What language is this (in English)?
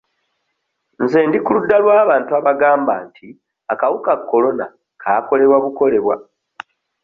Ganda